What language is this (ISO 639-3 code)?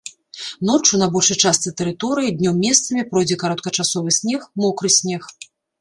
bel